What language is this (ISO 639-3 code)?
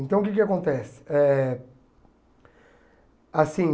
por